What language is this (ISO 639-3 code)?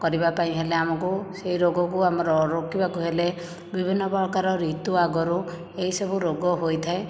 ori